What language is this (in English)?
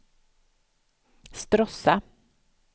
Swedish